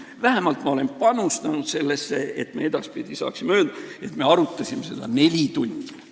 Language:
Estonian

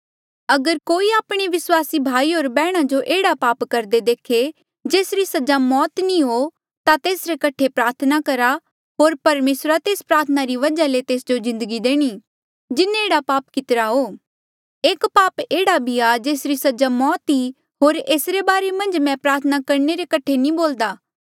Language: Mandeali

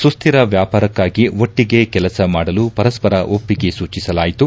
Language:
Kannada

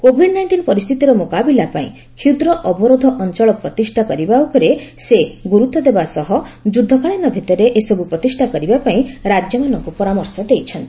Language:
Odia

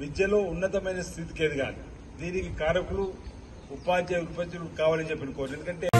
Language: Telugu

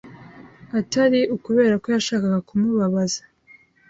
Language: Kinyarwanda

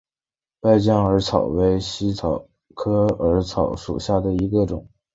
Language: Chinese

